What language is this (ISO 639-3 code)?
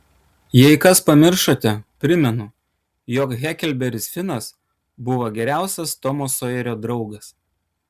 lit